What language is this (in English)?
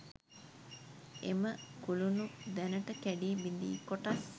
Sinhala